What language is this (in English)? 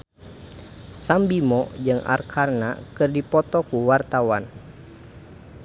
Sundanese